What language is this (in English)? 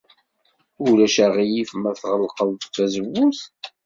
Kabyle